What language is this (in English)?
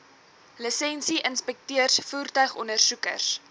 Afrikaans